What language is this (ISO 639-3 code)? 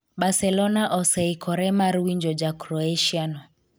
luo